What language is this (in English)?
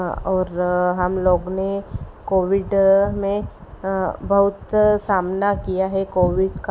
Hindi